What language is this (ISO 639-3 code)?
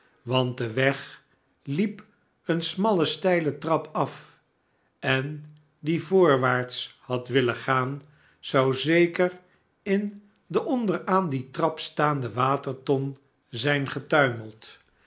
nld